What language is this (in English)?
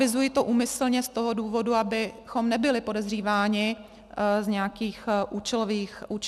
Czech